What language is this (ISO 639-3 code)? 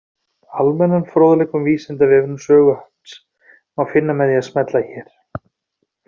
isl